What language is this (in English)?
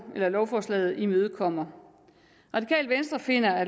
Danish